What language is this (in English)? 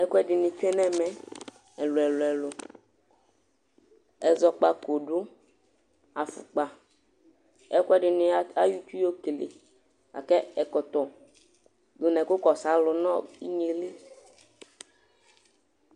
Ikposo